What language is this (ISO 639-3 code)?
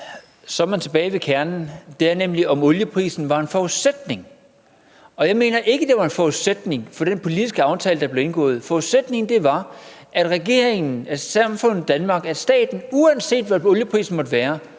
dan